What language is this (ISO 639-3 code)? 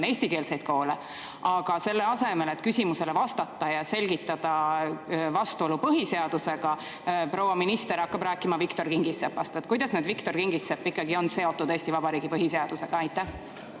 est